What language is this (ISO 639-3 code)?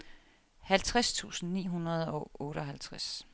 dan